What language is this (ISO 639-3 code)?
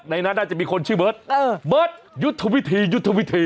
tha